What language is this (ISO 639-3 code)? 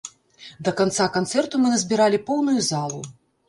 bel